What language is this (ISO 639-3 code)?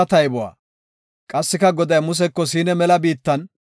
gof